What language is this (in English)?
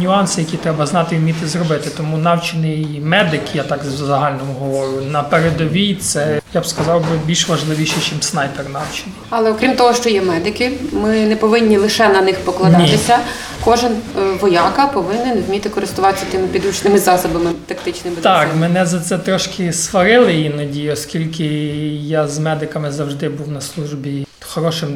Ukrainian